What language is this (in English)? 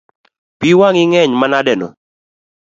Luo (Kenya and Tanzania)